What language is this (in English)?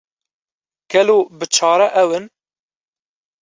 Kurdish